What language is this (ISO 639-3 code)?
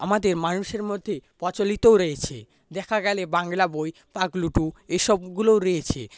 ben